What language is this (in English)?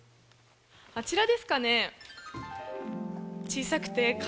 Japanese